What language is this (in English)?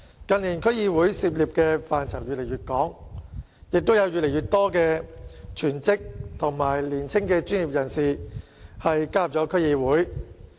Cantonese